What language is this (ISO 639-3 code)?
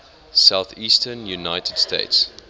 eng